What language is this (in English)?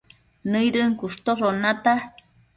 Matsés